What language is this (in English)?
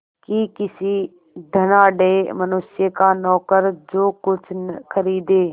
Hindi